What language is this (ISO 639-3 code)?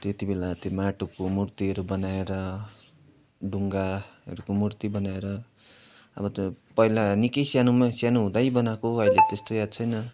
nep